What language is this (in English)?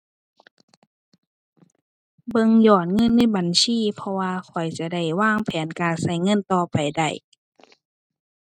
Thai